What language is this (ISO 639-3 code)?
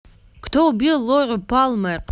rus